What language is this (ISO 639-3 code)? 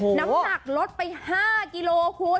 tha